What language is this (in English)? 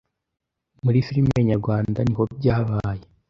Kinyarwanda